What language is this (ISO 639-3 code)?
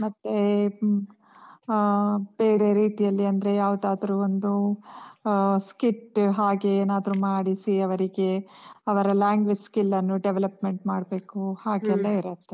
kan